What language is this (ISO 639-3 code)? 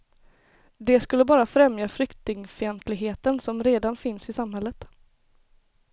swe